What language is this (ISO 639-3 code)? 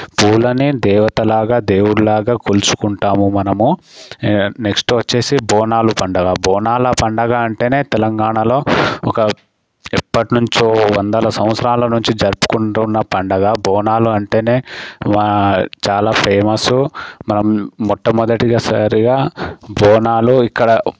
tel